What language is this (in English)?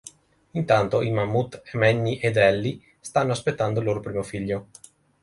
Italian